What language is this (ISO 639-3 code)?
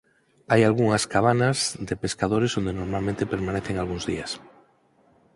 glg